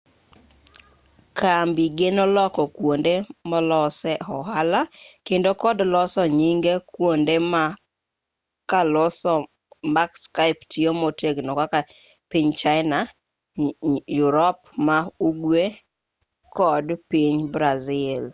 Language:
Luo (Kenya and Tanzania)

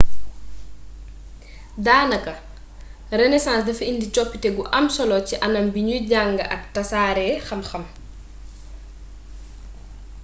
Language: Wolof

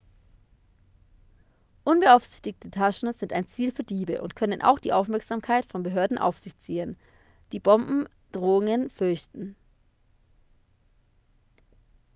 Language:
German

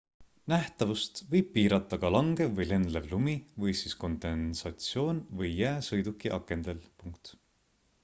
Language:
Estonian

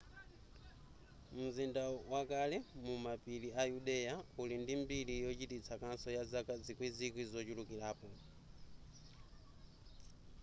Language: Nyanja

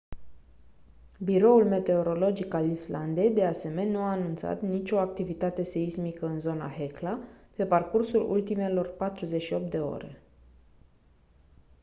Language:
Romanian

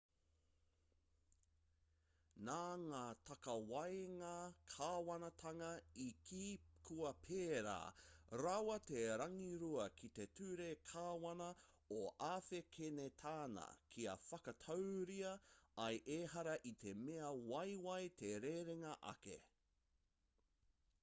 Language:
Māori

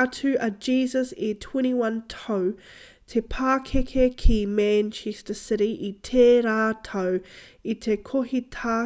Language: Māori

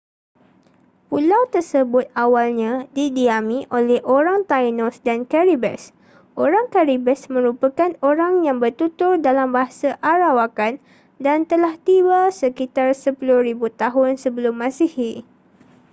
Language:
Malay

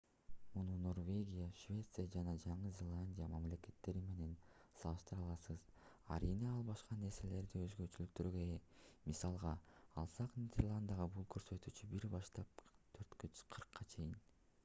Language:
Kyrgyz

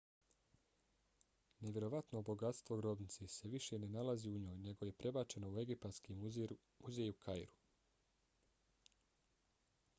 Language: Bosnian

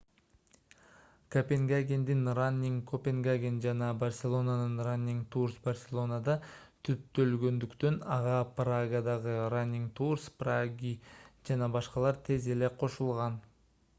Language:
Kyrgyz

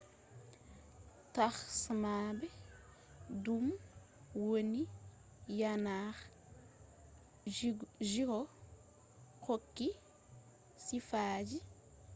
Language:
Fula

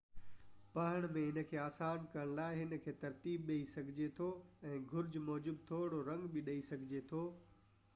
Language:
Sindhi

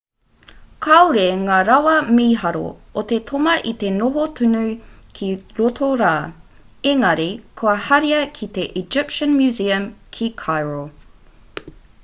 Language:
Māori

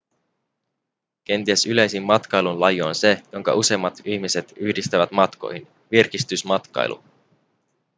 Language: Finnish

